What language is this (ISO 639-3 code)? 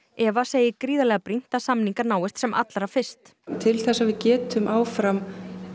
isl